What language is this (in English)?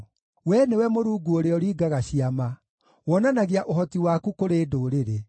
Kikuyu